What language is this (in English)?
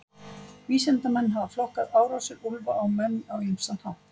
Icelandic